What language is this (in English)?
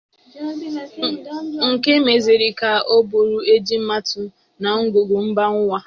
Igbo